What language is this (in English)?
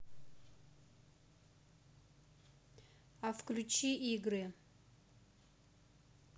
Russian